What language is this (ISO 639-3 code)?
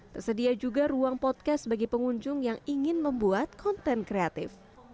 ind